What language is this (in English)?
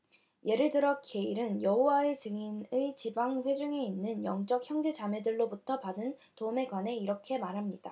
Korean